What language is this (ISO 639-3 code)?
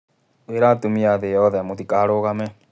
kik